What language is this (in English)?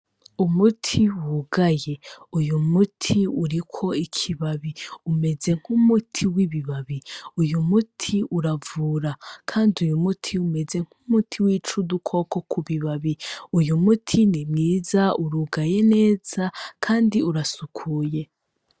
Rundi